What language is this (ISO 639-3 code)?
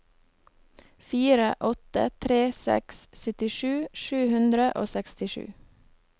nor